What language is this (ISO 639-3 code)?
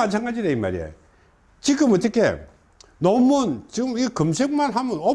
kor